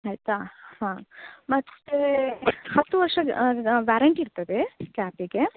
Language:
Kannada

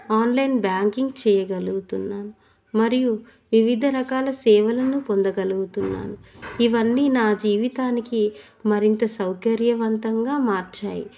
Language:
Telugu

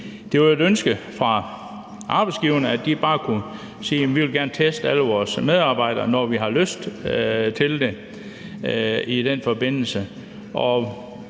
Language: Danish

